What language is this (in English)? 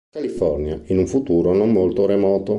Italian